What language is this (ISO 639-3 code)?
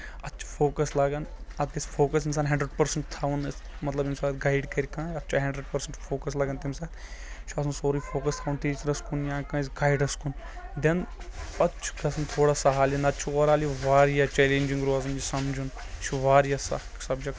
kas